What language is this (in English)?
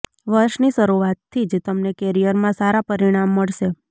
Gujarati